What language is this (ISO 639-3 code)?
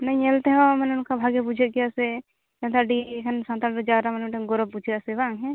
sat